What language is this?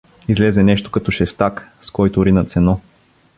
Bulgarian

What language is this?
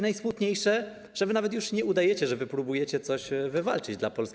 Polish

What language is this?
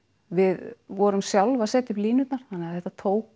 Icelandic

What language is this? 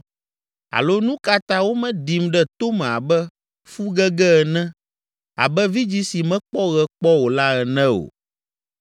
Ewe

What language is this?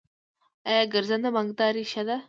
Pashto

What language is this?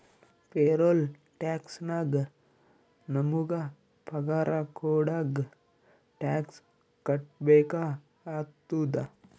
Kannada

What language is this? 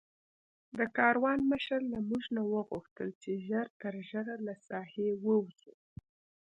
Pashto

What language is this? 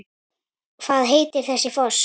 Icelandic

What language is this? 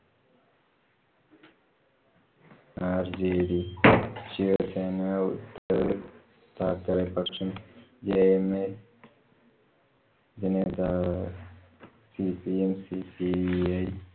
Malayalam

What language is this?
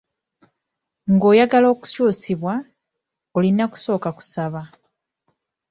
Ganda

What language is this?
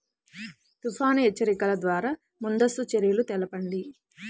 Telugu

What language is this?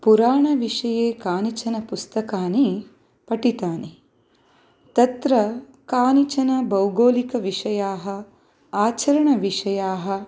Sanskrit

